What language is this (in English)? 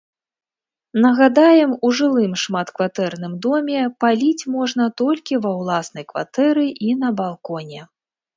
Belarusian